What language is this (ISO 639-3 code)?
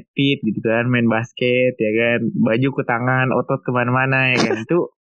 ind